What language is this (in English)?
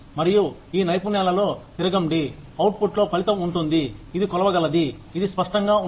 Telugu